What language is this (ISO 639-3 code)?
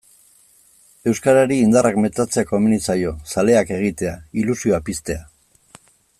eus